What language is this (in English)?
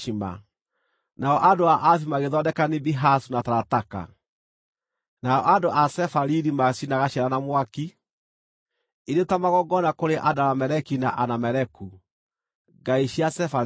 Kikuyu